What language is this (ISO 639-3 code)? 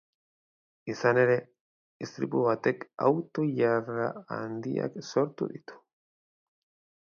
eus